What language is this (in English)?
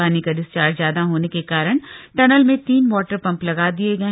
Hindi